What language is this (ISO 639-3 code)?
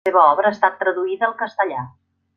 cat